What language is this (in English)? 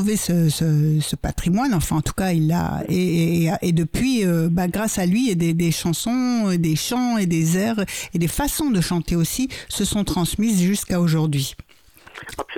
French